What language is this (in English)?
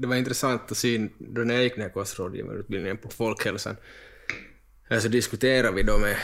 Swedish